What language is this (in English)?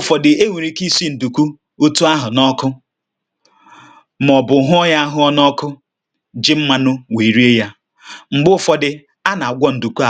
Igbo